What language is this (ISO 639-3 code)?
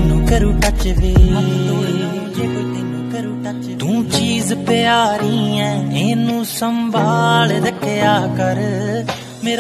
ron